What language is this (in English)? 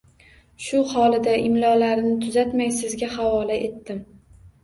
Uzbek